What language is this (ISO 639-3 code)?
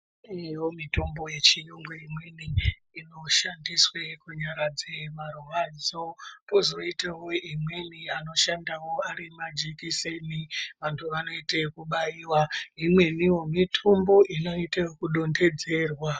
ndc